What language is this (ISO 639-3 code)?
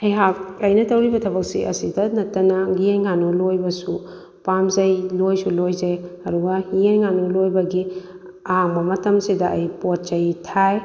mni